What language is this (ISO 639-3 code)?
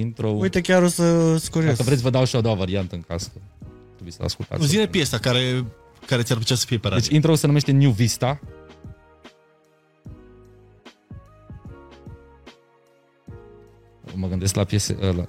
ron